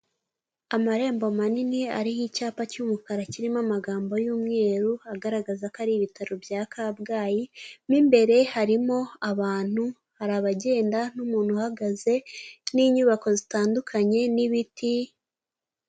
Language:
Kinyarwanda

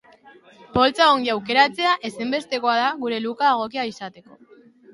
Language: Basque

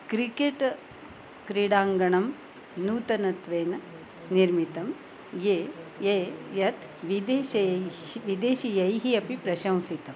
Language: Sanskrit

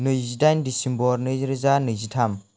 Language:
Bodo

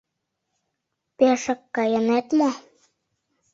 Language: Mari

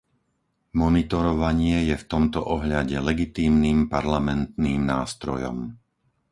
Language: Slovak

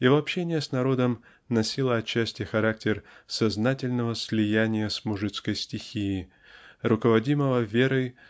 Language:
Russian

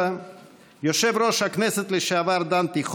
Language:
Hebrew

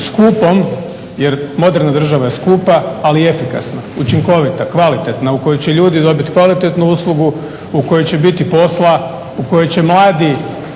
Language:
Croatian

